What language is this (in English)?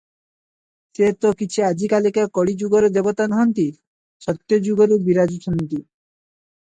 Odia